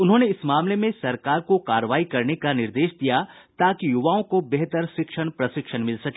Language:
Hindi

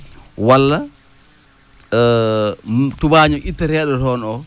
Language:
Fula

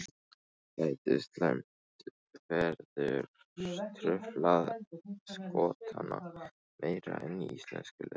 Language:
Icelandic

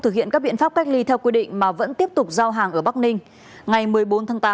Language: Vietnamese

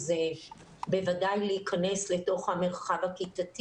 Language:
Hebrew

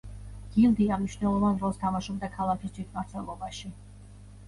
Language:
Georgian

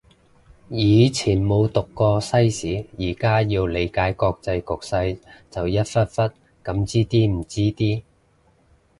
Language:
Cantonese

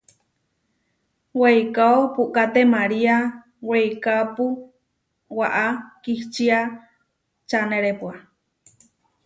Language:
Huarijio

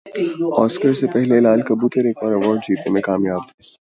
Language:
Urdu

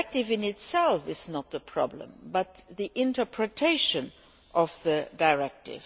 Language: English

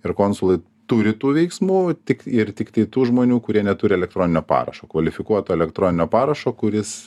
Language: Lithuanian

